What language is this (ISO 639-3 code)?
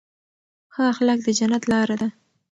pus